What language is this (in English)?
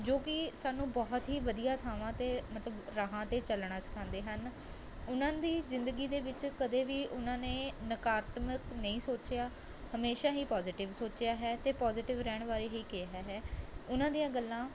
Punjabi